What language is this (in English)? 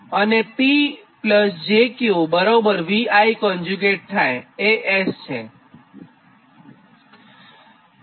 Gujarati